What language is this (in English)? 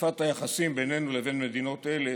Hebrew